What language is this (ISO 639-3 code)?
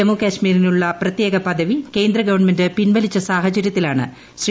mal